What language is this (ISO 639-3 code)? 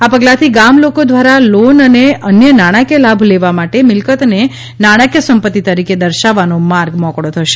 guj